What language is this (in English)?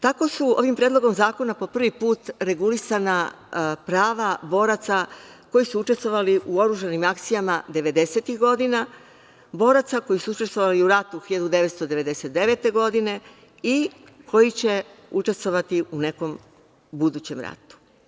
Serbian